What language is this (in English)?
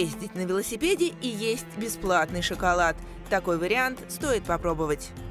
Russian